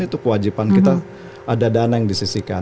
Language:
Indonesian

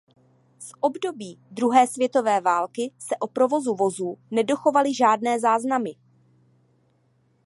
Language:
Czech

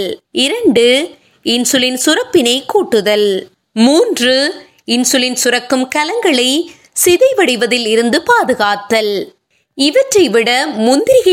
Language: Tamil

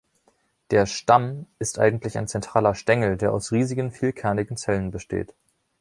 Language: German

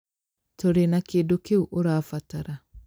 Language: Kikuyu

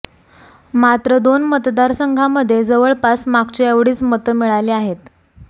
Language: Marathi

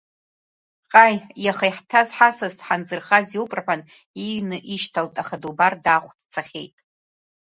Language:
Abkhazian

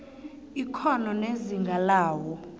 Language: South Ndebele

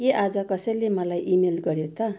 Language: Nepali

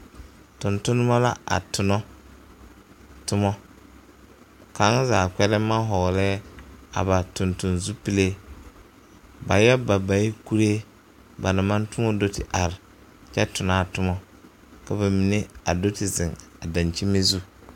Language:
Southern Dagaare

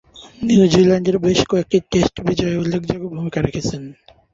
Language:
Bangla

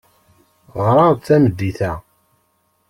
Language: Kabyle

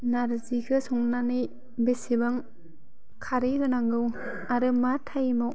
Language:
Bodo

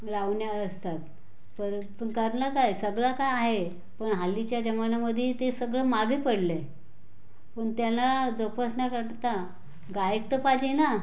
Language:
Marathi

